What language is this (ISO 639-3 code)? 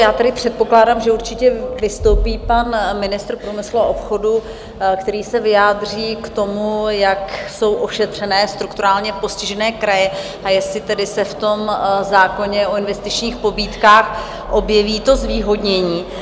ces